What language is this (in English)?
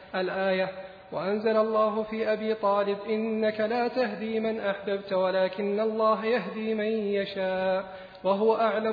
Arabic